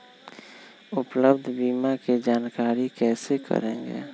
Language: Magahi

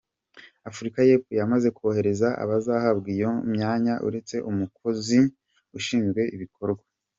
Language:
Kinyarwanda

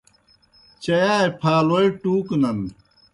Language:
Kohistani Shina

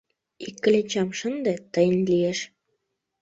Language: Mari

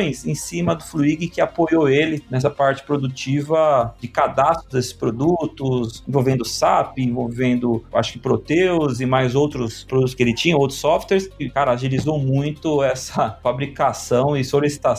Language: Portuguese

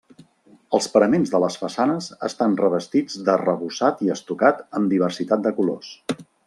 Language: Catalan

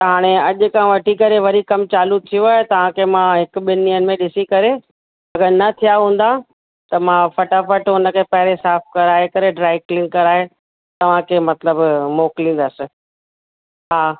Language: Sindhi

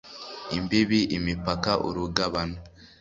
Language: Kinyarwanda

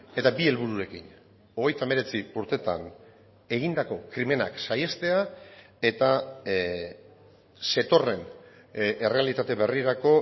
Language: Basque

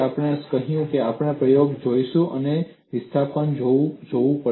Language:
Gujarati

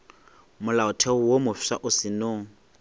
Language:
Northern Sotho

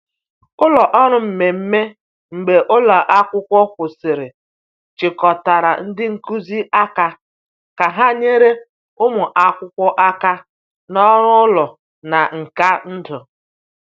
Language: Igbo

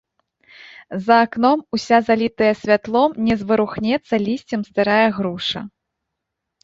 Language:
Belarusian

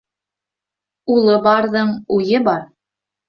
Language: Bashkir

